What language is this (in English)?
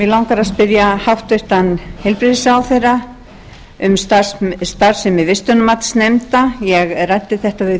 Icelandic